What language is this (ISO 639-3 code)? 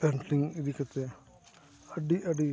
sat